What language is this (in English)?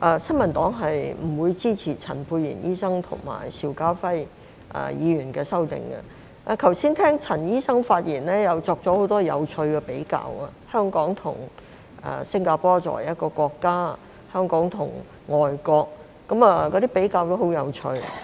Cantonese